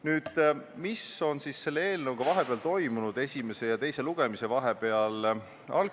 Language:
Estonian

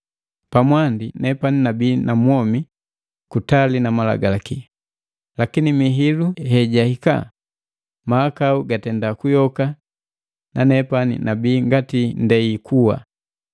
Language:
Matengo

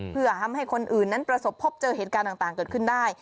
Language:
Thai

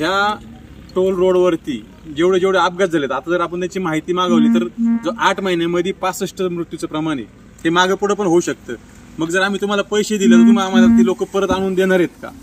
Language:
Marathi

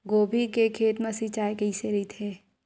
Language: Chhattisgarhi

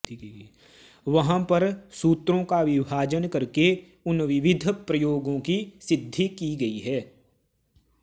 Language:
Sanskrit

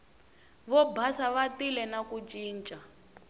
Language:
Tsonga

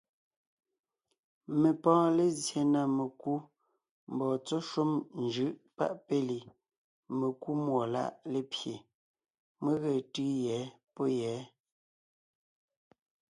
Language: Ngiemboon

